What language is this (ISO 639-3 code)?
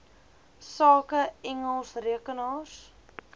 afr